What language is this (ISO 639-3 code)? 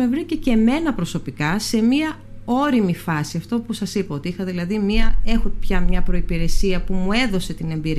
ell